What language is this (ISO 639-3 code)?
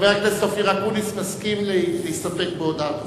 heb